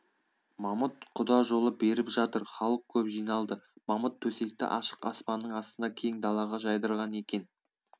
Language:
Kazakh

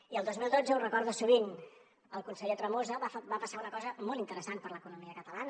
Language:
Catalan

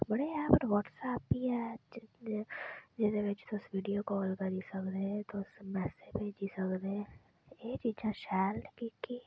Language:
Dogri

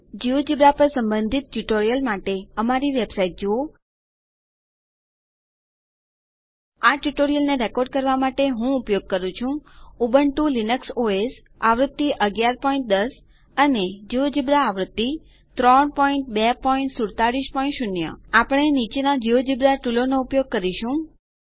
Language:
Gujarati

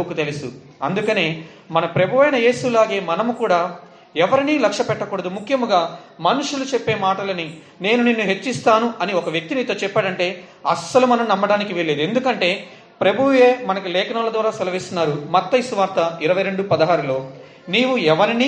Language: Telugu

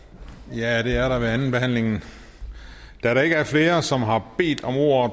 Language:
Danish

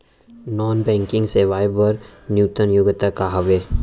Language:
Chhattisgarhi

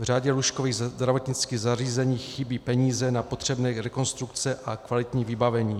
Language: Czech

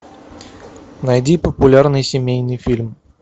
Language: Russian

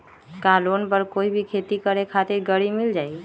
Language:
Magahi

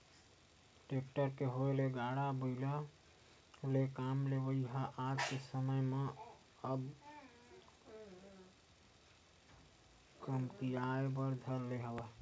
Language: Chhattisgarhi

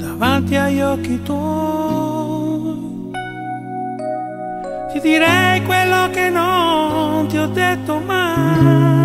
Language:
Italian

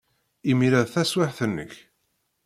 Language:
Kabyle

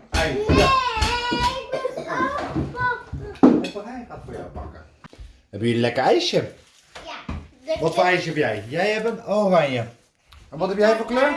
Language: Dutch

